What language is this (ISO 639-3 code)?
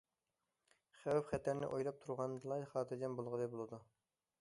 uig